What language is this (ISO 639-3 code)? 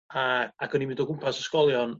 cym